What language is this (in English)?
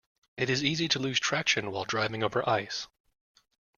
English